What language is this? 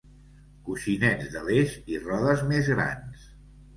Catalan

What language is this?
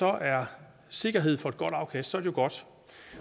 Danish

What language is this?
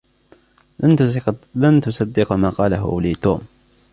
Arabic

